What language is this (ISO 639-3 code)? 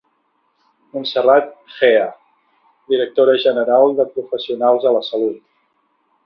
cat